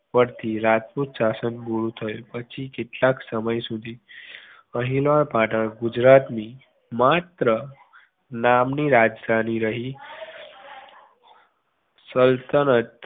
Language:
Gujarati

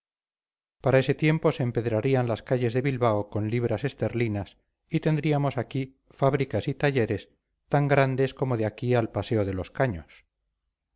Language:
Spanish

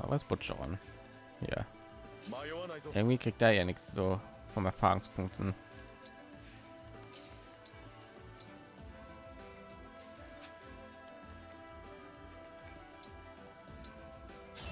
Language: German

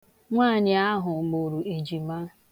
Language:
Igbo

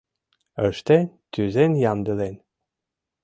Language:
Mari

